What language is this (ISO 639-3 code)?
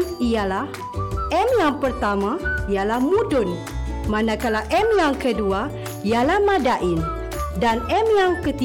msa